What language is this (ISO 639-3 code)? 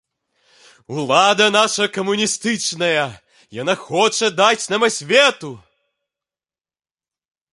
bel